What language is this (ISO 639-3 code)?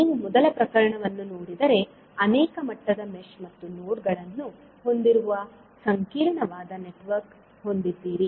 kan